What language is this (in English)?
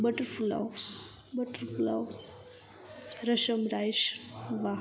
Gujarati